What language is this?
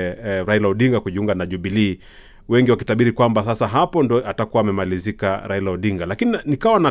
Swahili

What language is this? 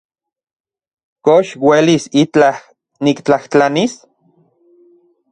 Central Puebla Nahuatl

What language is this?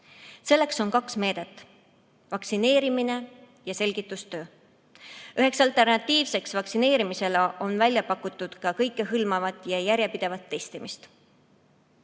Estonian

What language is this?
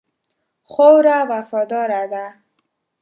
Pashto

